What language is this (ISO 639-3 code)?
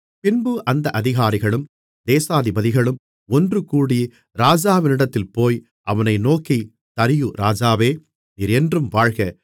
tam